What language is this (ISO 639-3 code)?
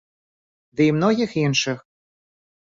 bel